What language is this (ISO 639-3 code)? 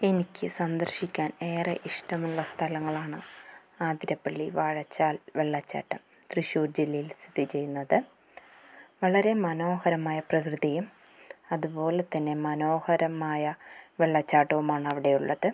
mal